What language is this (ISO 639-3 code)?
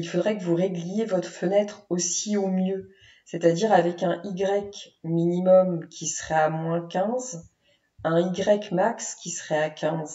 fra